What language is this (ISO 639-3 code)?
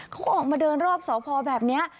tha